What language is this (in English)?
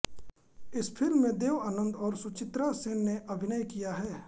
Hindi